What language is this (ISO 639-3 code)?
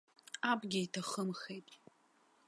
abk